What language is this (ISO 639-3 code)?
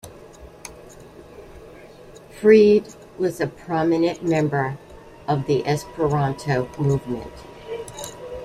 eng